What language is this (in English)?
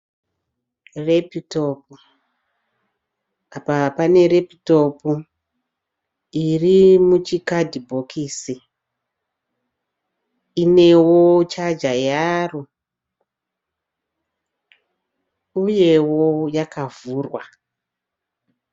Shona